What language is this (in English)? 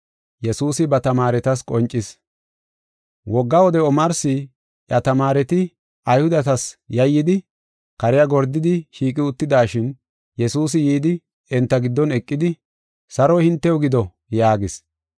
Gofa